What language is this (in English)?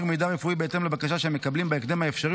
Hebrew